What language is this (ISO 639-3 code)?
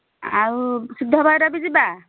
ori